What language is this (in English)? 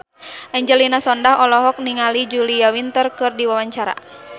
Sundanese